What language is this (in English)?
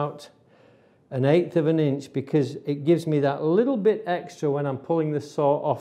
English